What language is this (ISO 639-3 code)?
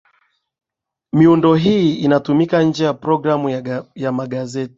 swa